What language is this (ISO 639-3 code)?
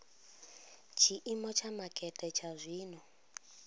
ven